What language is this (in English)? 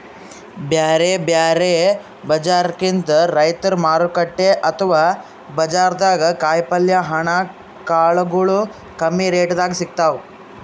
Kannada